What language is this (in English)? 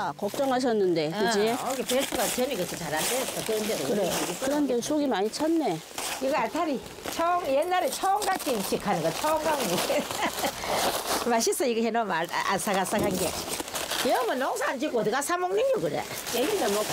Korean